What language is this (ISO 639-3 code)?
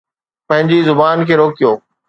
snd